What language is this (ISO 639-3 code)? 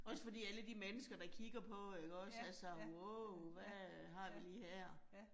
dan